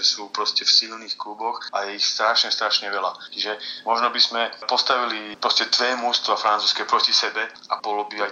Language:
Slovak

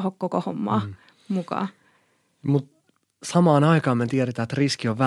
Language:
Finnish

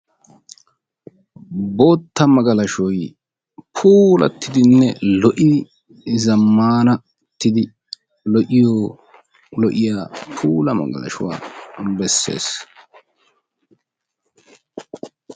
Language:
Wolaytta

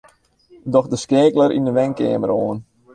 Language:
Western Frisian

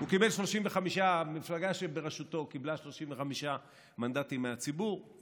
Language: Hebrew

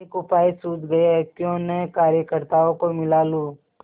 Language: Hindi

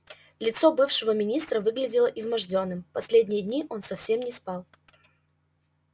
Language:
Russian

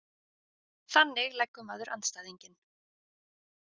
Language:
Icelandic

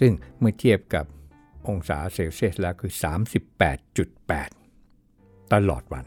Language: Thai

